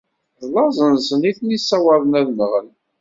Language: Kabyle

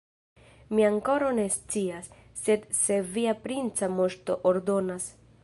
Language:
Esperanto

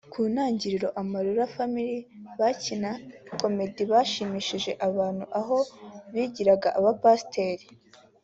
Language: Kinyarwanda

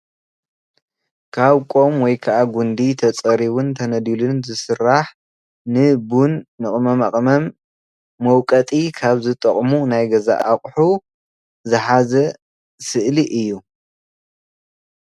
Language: Tigrinya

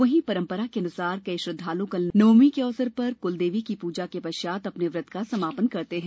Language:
Hindi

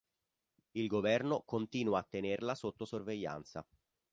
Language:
Italian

